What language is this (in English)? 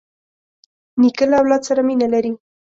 Pashto